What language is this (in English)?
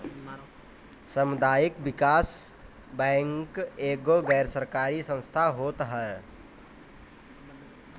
Bhojpuri